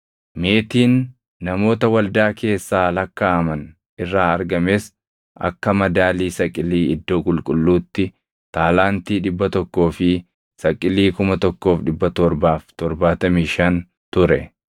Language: Oromo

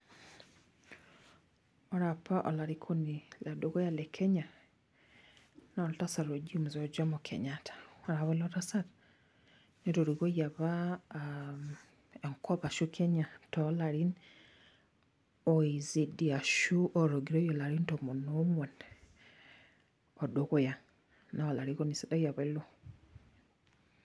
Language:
Masai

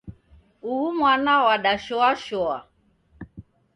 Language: Taita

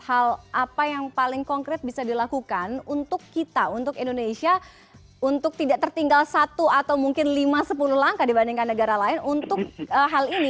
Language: Indonesian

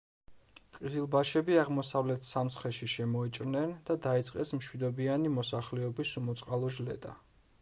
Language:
Georgian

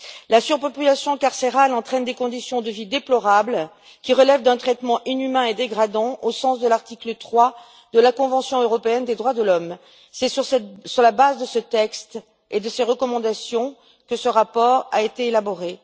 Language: French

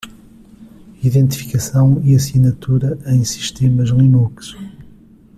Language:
Portuguese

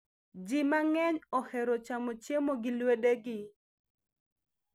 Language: Luo (Kenya and Tanzania)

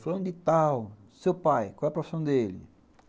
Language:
Portuguese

